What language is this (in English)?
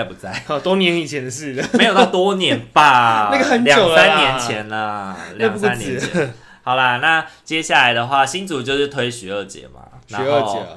Chinese